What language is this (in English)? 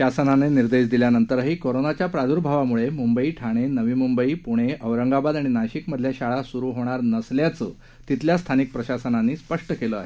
Marathi